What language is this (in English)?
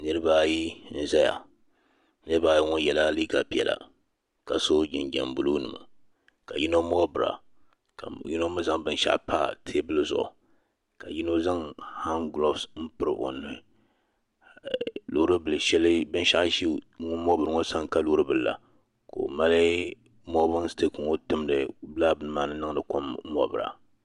Dagbani